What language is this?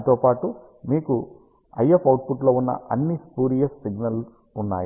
Telugu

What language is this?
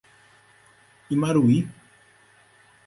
Portuguese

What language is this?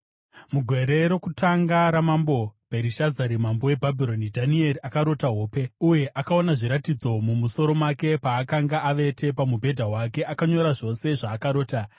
Shona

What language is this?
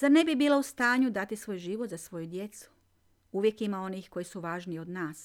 Croatian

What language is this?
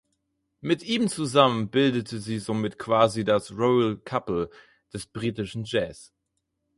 German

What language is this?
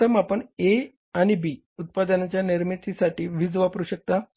Marathi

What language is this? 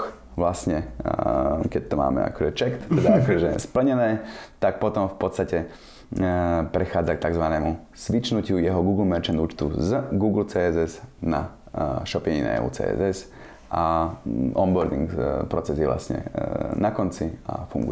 Slovak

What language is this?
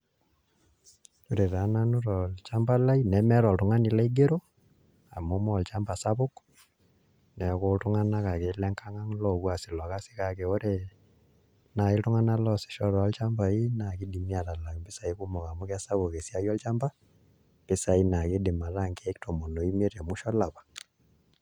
Masai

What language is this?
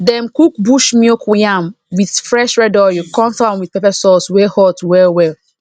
Nigerian Pidgin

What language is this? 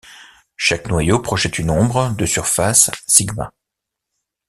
French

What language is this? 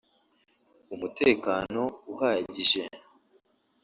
Kinyarwanda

